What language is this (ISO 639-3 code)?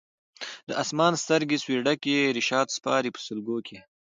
pus